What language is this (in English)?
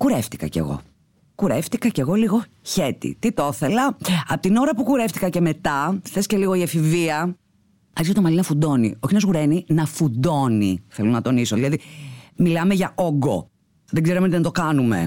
Greek